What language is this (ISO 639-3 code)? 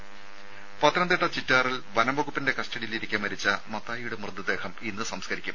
mal